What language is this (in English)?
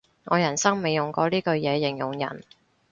Cantonese